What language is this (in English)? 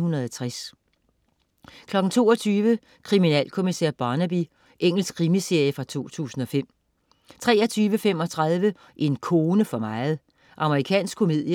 Danish